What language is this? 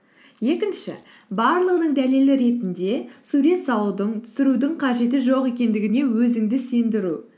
Kazakh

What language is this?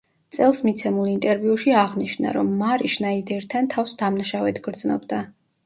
Georgian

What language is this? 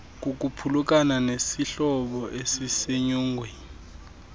Xhosa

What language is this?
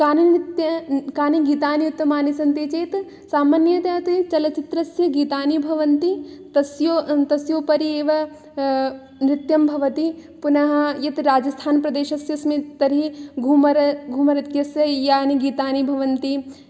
Sanskrit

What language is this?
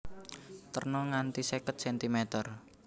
Javanese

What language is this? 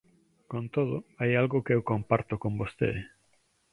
Galician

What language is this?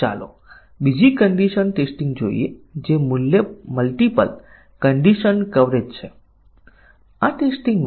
Gujarati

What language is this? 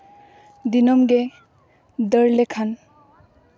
Santali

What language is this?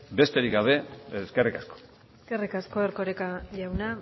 Basque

